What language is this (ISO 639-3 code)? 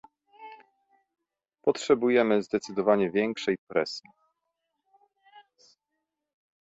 pol